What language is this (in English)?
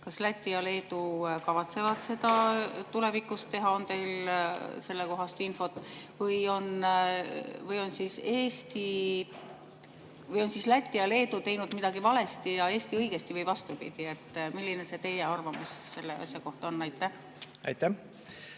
Estonian